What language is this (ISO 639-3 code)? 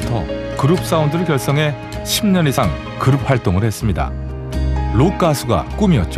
kor